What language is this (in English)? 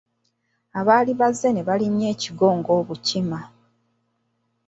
Ganda